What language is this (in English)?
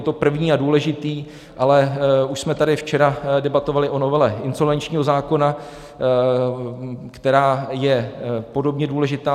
Czech